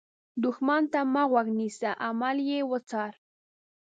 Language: Pashto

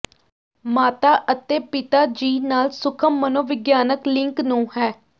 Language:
Punjabi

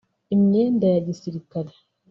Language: Kinyarwanda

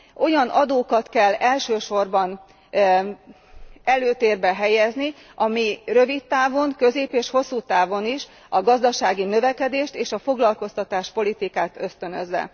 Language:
Hungarian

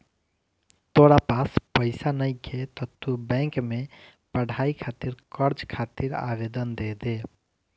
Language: Bhojpuri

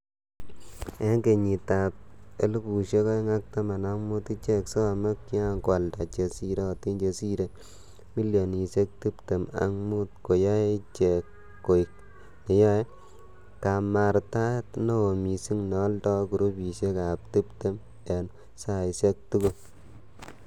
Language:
Kalenjin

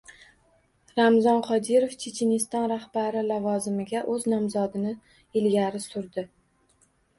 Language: Uzbek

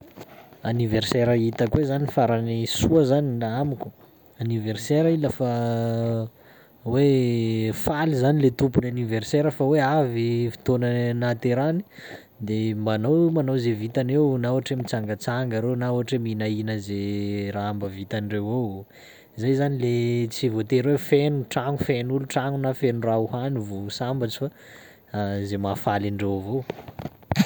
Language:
Sakalava Malagasy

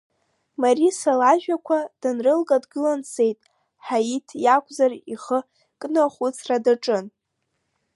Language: Abkhazian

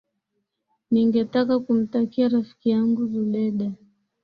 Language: Swahili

